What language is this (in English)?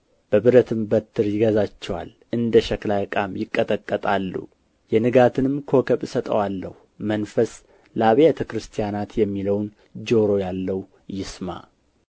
Amharic